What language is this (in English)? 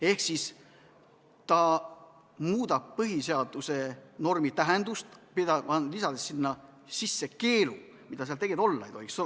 Estonian